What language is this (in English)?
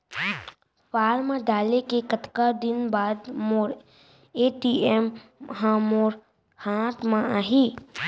Chhattisgarhi